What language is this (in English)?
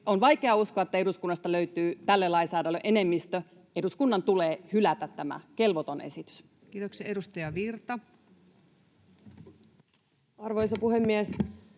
Finnish